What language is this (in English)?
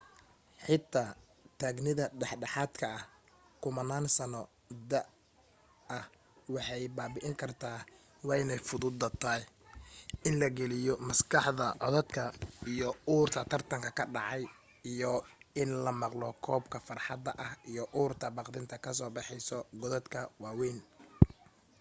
Somali